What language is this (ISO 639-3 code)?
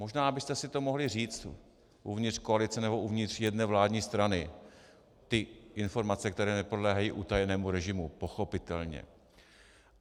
ces